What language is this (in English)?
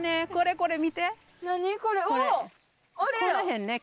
Japanese